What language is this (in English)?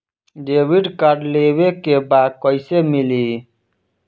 Bhojpuri